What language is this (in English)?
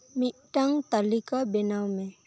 Santali